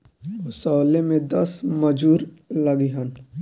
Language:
Bhojpuri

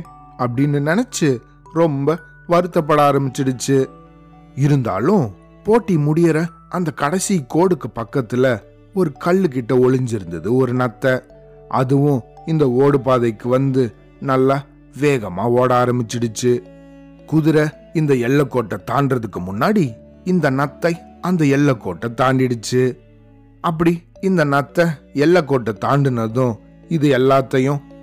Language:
Tamil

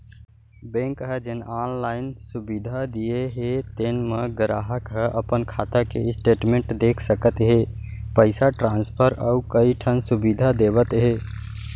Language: Chhattisgarhi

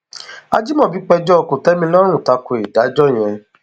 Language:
Yoruba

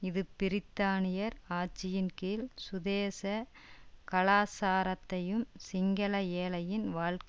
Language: Tamil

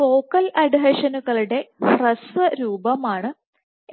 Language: Malayalam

